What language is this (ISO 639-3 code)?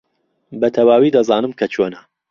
ckb